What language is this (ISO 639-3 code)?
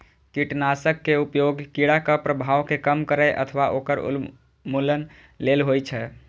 mai